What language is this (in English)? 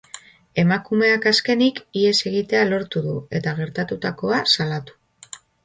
Basque